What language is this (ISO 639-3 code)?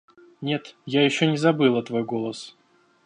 rus